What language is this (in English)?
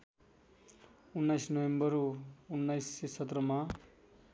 Nepali